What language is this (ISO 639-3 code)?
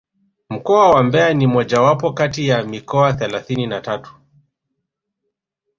swa